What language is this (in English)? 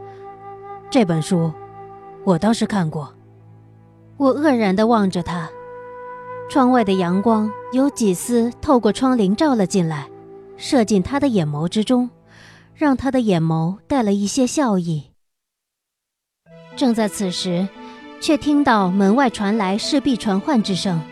Chinese